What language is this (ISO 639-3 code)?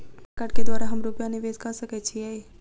mai